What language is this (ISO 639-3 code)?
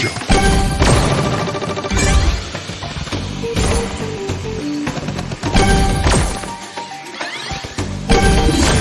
ind